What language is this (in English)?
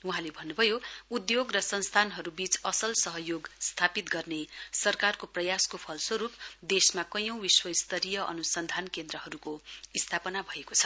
Nepali